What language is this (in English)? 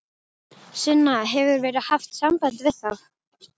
Icelandic